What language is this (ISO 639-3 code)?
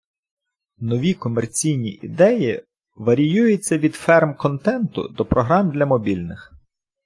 ukr